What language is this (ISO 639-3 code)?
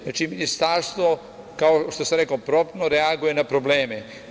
srp